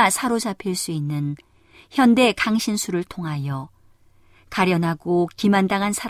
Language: Korean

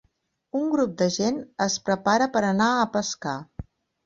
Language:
Catalan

